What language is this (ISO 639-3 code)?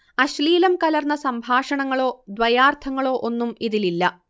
mal